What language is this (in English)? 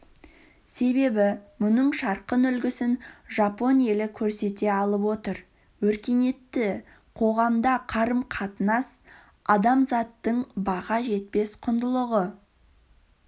Kazakh